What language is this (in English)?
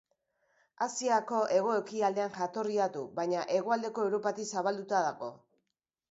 Basque